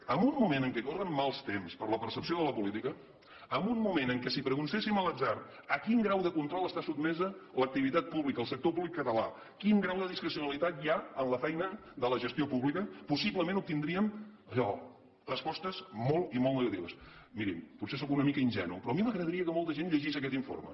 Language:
Catalan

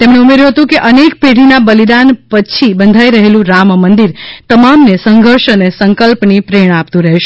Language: Gujarati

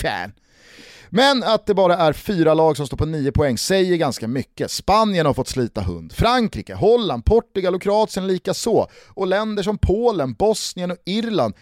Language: Swedish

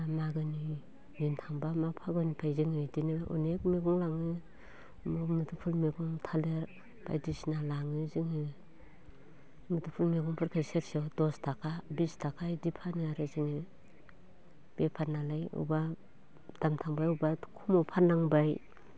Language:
Bodo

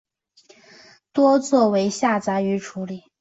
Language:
Chinese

